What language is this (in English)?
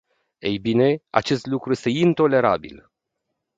Romanian